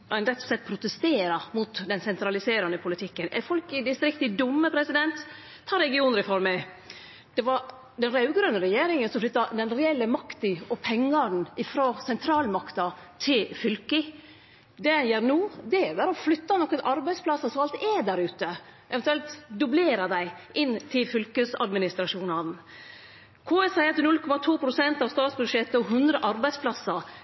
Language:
Norwegian Nynorsk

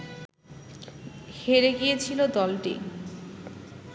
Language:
Bangla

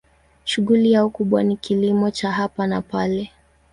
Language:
Swahili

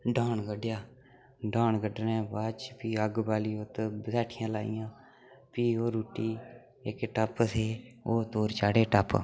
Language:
Dogri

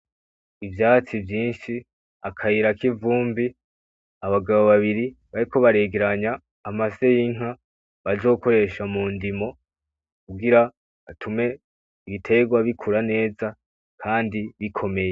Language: Rundi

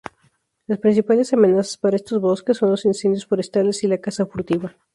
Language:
Spanish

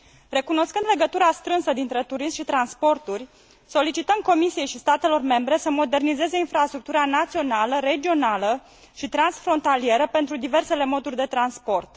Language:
Romanian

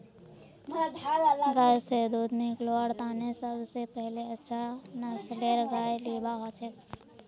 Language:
Magahi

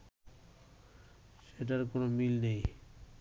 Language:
Bangla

